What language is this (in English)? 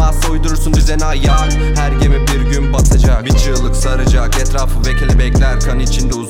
Turkish